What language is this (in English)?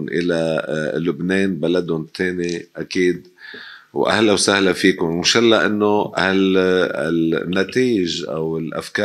Arabic